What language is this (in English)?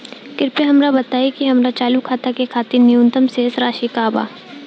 Bhojpuri